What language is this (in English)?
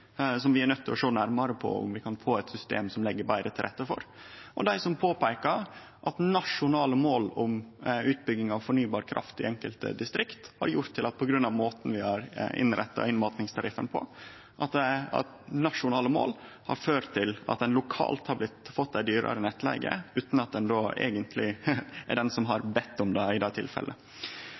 Norwegian Nynorsk